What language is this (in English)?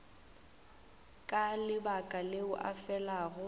Northern Sotho